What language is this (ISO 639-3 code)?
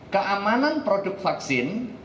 ind